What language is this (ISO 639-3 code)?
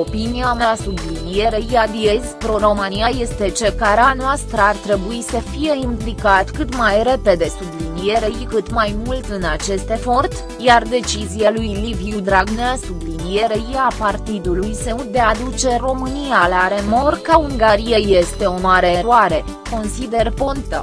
ron